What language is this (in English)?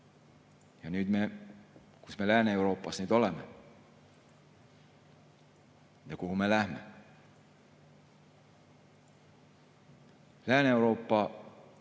Estonian